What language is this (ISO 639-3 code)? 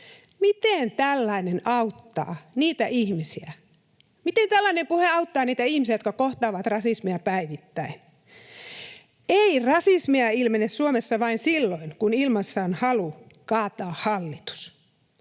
fin